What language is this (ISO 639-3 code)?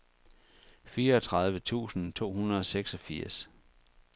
dan